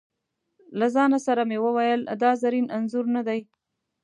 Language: Pashto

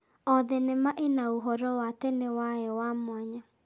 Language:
Kikuyu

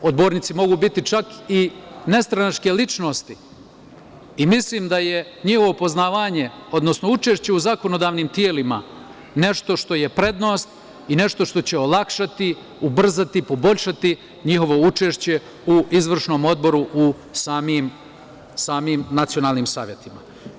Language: Serbian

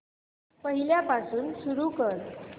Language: Marathi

